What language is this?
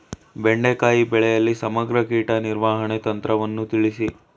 Kannada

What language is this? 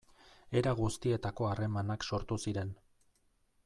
Basque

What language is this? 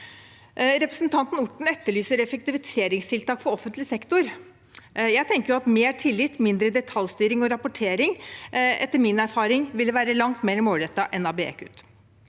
Norwegian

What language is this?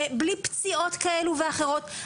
Hebrew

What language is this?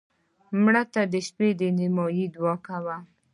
Pashto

